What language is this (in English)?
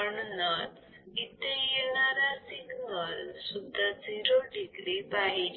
Marathi